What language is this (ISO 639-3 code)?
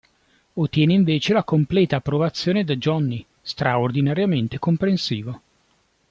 ita